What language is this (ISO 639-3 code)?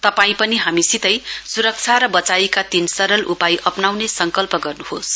nep